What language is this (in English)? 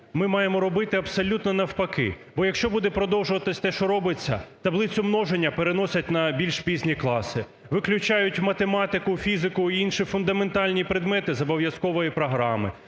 Ukrainian